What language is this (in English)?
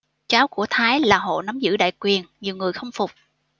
Vietnamese